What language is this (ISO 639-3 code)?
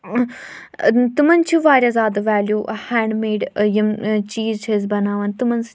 kas